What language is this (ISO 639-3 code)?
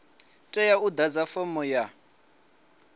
ven